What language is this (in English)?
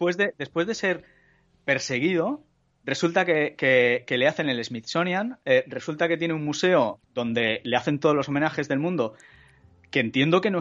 Spanish